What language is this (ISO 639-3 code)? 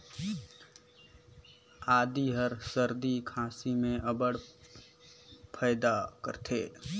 hne